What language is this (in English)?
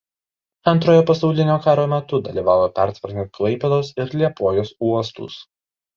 Lithuanian